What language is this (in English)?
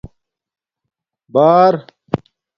Domaaki